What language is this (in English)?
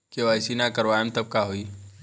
Bhojpuri